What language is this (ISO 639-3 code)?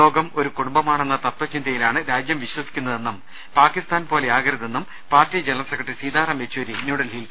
mal